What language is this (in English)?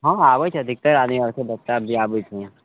Maithili